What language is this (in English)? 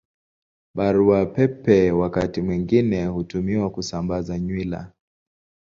Swahili